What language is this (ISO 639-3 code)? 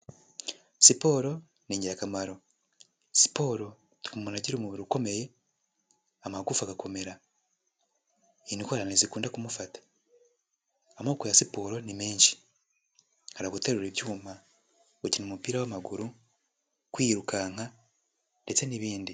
kin